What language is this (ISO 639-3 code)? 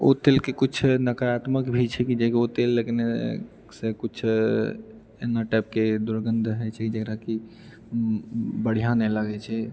mai